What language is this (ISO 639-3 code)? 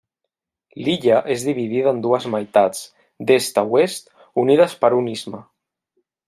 cat